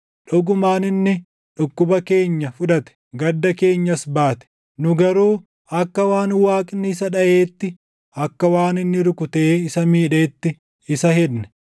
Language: Oromo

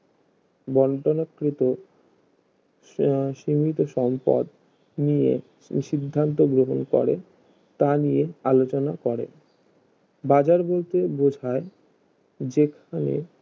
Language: Bangla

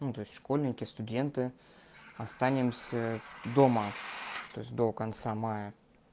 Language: Russian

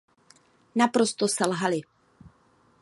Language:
Czech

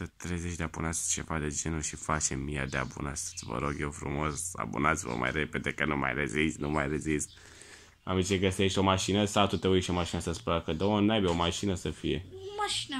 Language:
Romanian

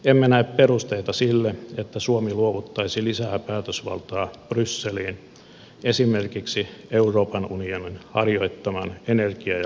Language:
Finnish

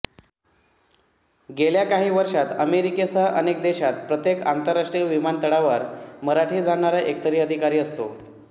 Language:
Marathi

